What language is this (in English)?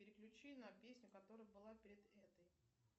Russian